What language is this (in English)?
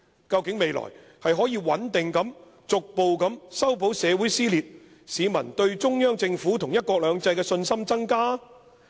Cantonese